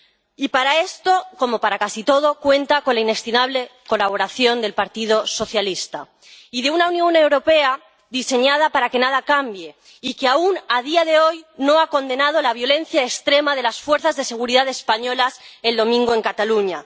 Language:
Spanish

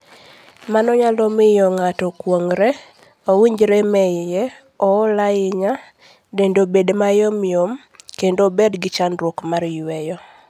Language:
Luo (Kenya and Tanzania)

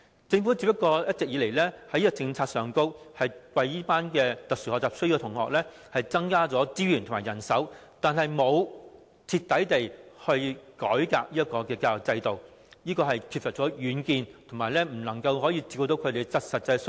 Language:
Cantonese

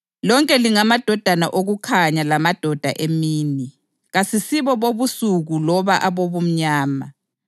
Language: North Ndebele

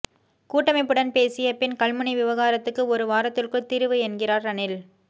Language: Tamil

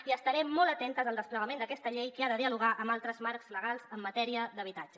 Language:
Catalan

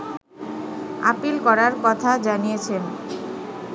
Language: Bangla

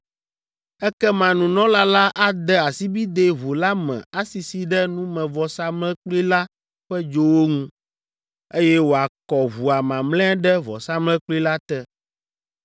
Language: Ewe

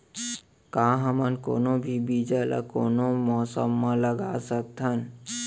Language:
Chhattisgarhi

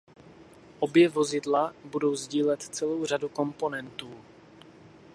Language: Czech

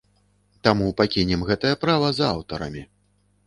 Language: Belarusian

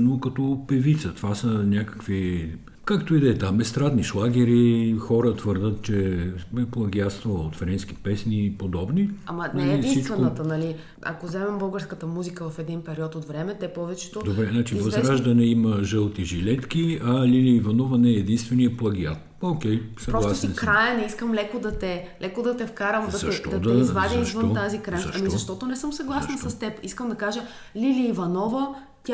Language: Bulgarian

